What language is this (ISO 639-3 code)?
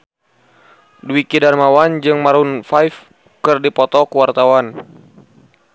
sun